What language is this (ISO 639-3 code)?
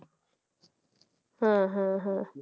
ben